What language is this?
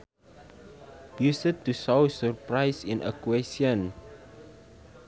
Sundanese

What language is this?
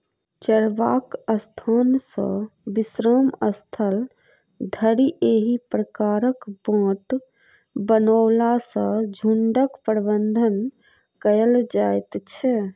Maithili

